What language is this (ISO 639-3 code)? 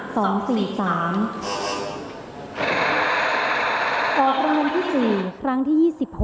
tha